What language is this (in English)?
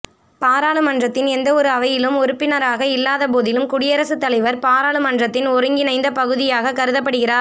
Tamil